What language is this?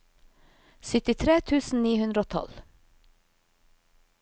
Norwegian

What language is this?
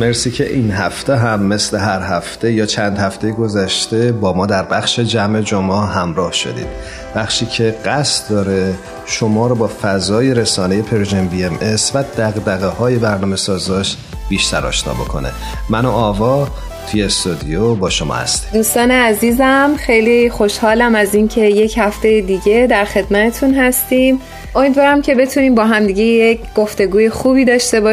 Persian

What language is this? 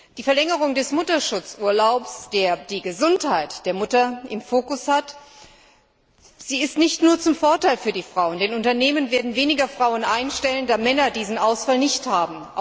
German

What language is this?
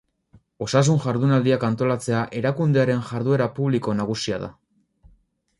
Basque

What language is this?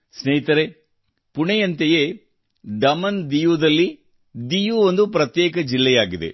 Kannada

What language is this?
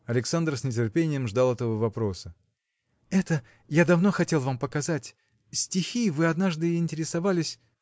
Russian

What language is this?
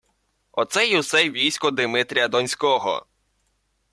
Ukrainian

